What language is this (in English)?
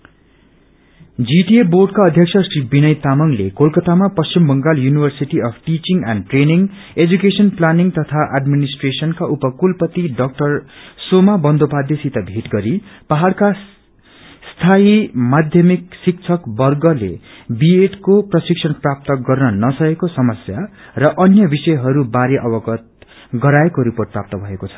Nepali